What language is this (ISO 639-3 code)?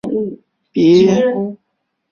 zho